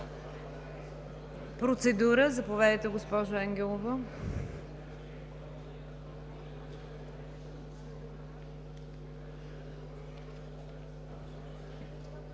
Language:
Bulgarian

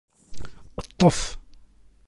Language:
Kabyle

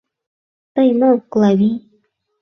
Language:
Mari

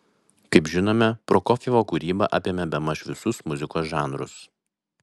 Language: Lithuanian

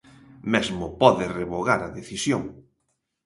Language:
Galician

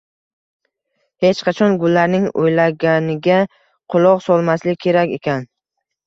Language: Uzbek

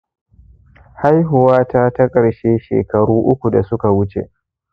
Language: Hausa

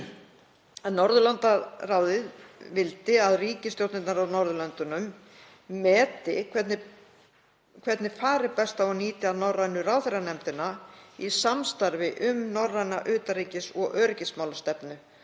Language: Icelandic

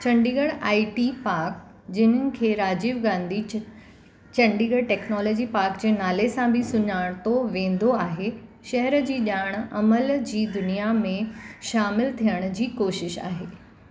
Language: Sindhi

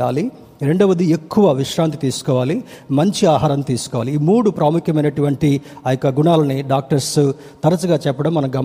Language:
Telugu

